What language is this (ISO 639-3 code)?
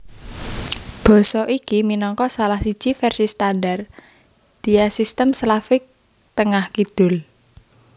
jav